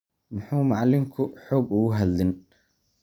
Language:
Somali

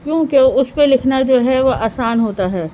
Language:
Urdu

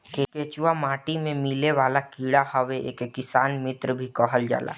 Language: Bhojpuri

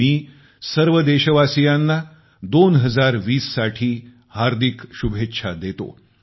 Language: Marathi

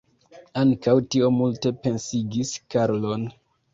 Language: Esperanto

